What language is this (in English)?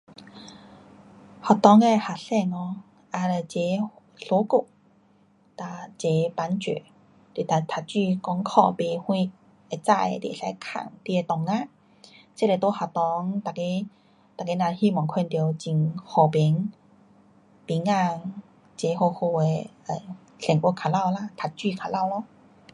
Pu-Xian Chinese